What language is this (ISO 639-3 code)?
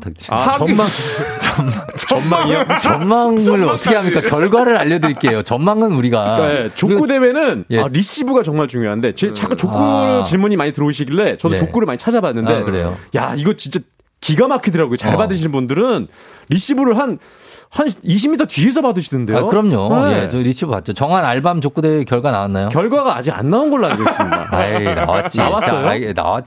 kor